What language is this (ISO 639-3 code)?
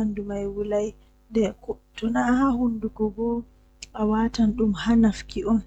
fuh